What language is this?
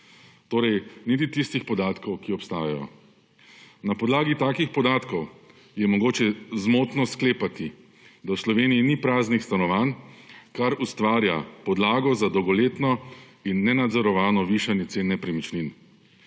Slovenian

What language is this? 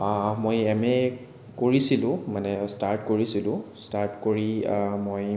Assamese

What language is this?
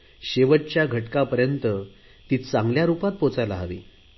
Marathi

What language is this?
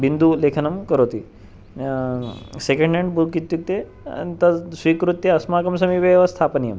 Sanskrit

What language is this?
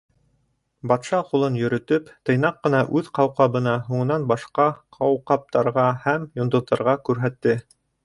Bashkir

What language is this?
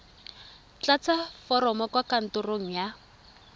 Tswana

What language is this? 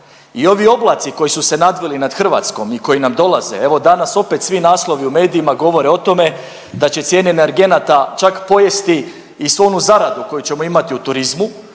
Croatian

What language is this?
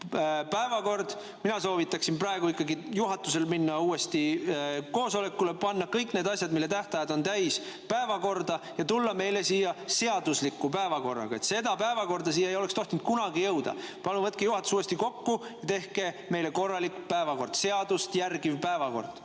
Estonian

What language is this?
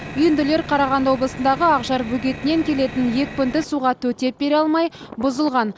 Kazakh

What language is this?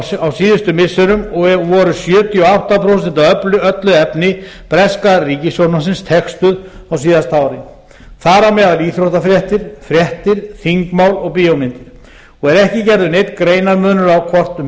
Icelandic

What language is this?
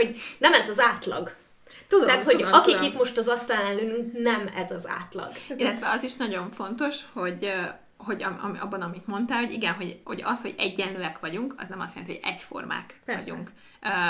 Hungarian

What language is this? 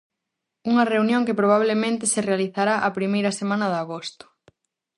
Galician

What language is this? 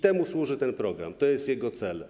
Polish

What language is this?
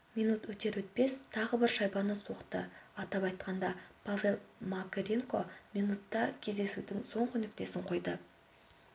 Kazakh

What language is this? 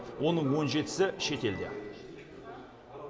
Kazakh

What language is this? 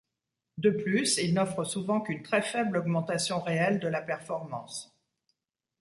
French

